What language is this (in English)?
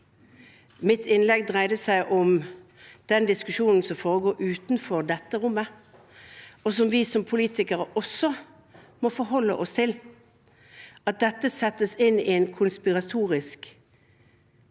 Norwegian